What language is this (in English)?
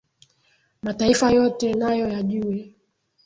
Swahili